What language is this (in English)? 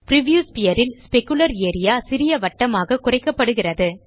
Tamil